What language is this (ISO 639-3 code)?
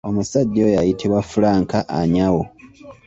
lug